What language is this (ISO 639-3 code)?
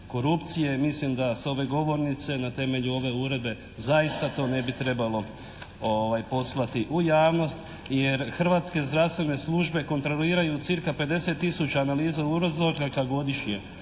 hrv